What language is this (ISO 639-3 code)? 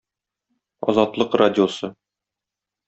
tat